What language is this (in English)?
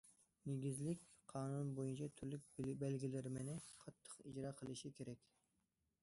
Uyghur